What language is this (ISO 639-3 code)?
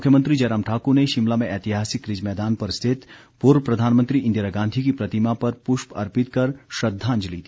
hin